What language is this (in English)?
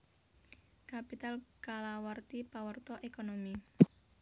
Javanese